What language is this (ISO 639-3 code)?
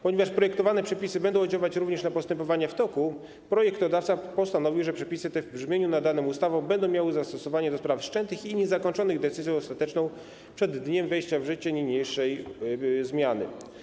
pol